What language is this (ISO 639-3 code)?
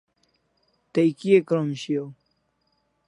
kls